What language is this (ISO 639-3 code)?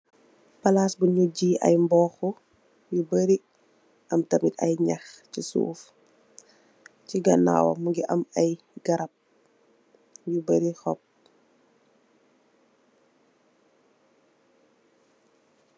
wol